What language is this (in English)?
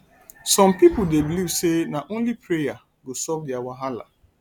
Nigerian Pidgin